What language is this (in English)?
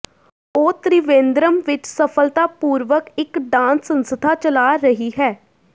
Punjabi